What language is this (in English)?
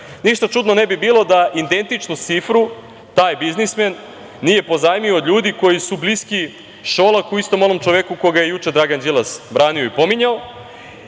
Serbian